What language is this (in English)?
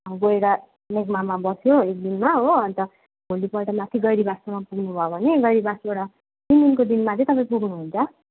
Nepali